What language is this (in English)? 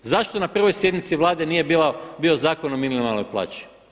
Croatian